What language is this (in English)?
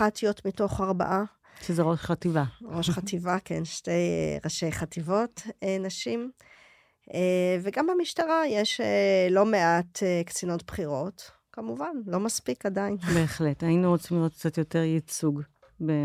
Hebrew